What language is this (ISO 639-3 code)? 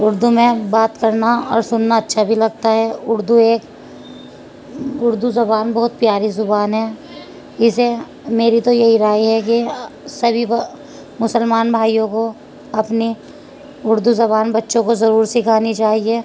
urd